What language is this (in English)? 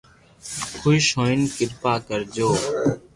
Loarki